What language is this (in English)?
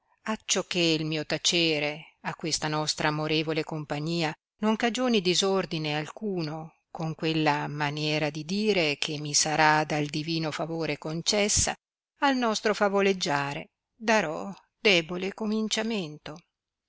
Italian